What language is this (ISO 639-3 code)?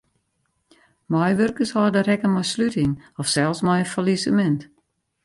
fry